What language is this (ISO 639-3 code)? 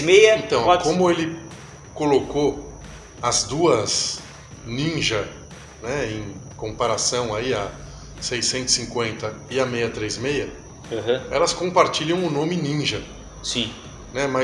por